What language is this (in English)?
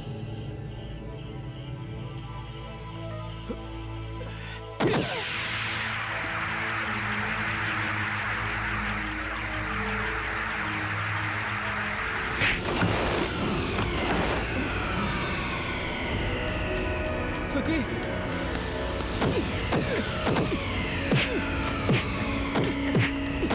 Indonesian